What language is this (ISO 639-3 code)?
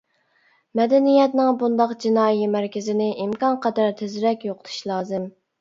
uig